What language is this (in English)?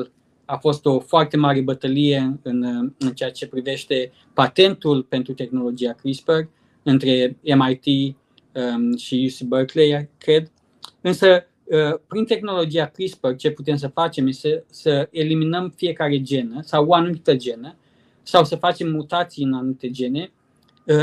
Romanian